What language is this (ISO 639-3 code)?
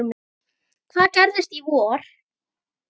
isl